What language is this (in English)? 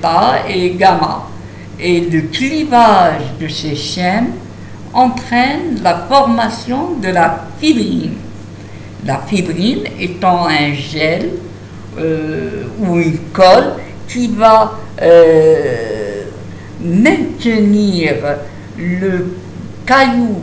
French